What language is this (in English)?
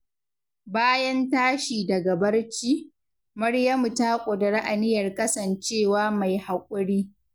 Hausa